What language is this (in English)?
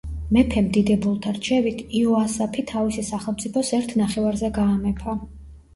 Georgian